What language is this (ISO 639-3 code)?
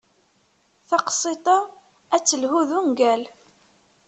kab